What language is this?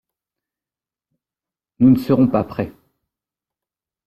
French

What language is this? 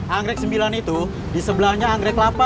Indonesian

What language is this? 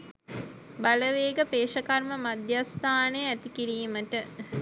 Sinhala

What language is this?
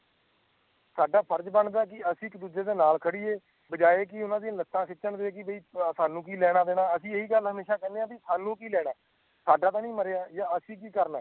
Punjabi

